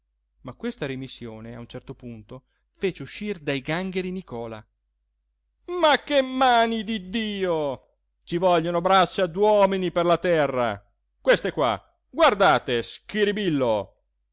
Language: Italian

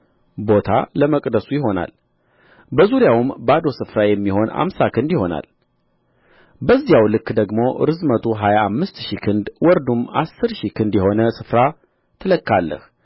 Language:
Amharic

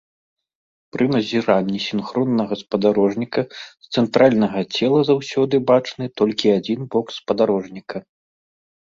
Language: Belarusian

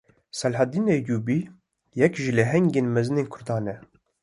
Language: Kurdish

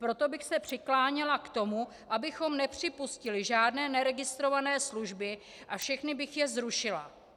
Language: Czech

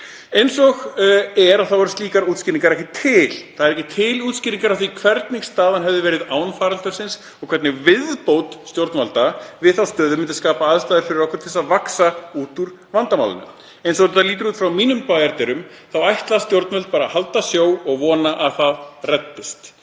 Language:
Icelandic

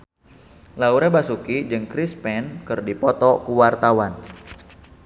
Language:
Sundanese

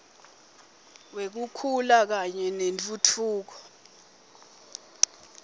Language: Swati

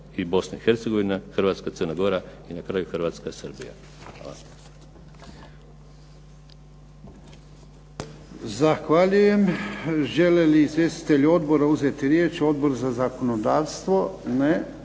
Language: Croatian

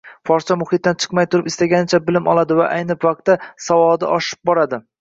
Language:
Uzbek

